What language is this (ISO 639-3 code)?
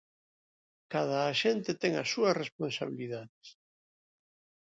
glg